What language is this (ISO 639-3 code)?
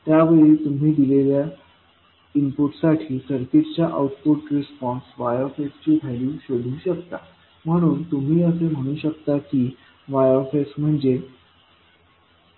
mar